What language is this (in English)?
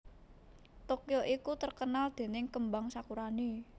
Javanese